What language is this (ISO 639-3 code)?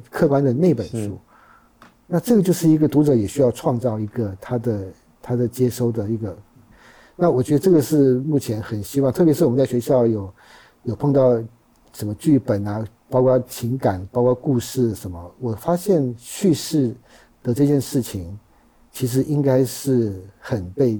zho